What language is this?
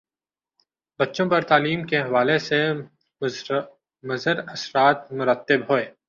Urdu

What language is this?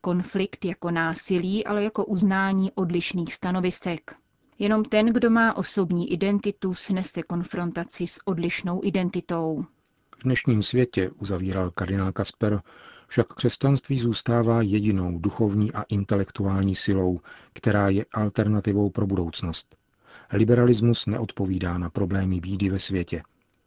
Czech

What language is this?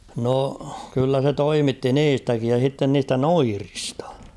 Finnish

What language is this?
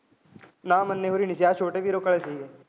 Punjabi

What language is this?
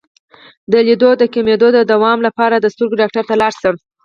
Pashto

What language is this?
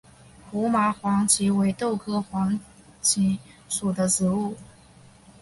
Chinese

